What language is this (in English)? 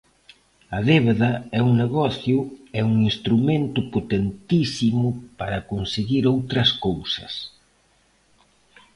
Galician